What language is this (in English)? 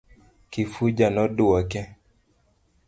Luo (Kenya and Tanzania)